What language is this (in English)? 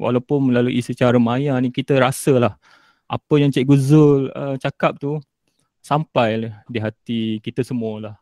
Malay